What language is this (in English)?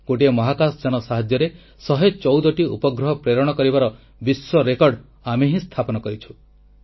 Odia